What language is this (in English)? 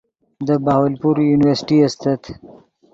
Yidgha